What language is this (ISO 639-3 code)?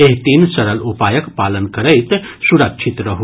mai